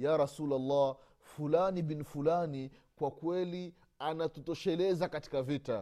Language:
Swahili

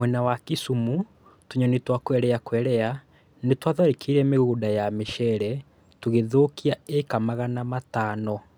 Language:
Kikuyu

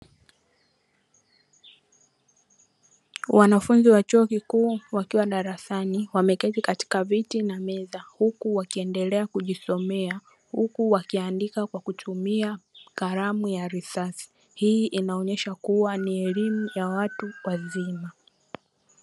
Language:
Swahili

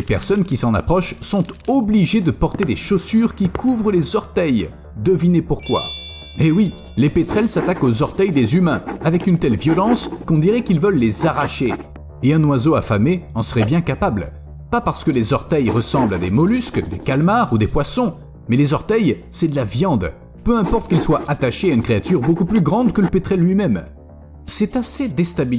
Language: French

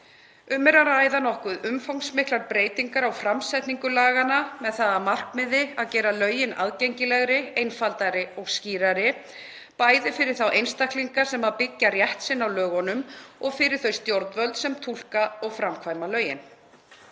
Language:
Icelandic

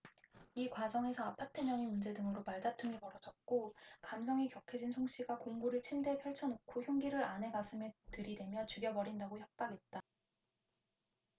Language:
Korean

